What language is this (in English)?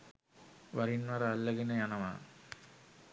Sinhala